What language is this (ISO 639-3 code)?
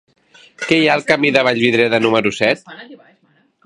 cat